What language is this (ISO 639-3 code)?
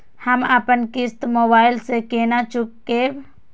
mai